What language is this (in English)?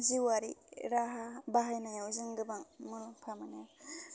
Bodo